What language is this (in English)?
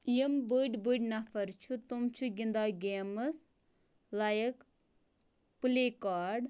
Kashmiri